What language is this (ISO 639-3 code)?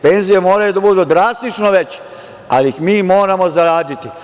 srp